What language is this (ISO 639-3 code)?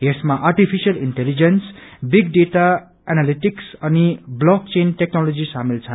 nep